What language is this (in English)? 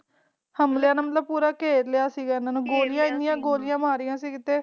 Punjabi